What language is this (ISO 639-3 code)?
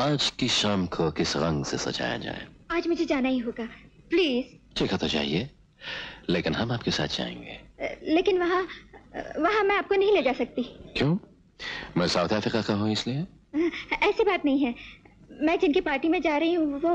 hin